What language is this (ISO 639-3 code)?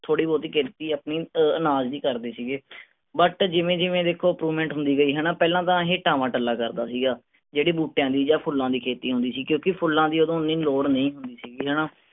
pan